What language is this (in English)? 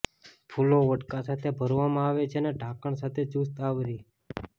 Gujarati